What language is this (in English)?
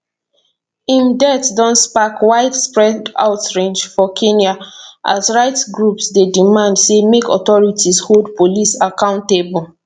Nigerian Pidgin